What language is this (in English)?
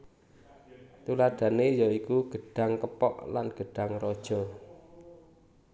Javanese